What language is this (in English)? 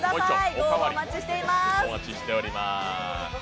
Japanese